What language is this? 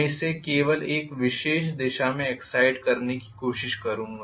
Hindi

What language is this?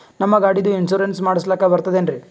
Kannada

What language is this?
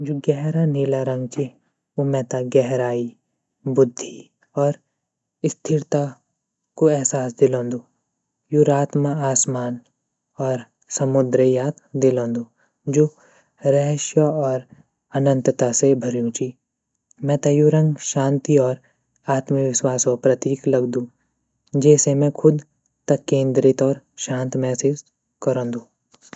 Garhwali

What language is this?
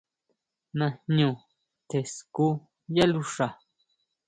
Huautla Mazatec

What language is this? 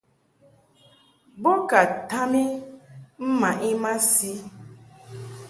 Mungaka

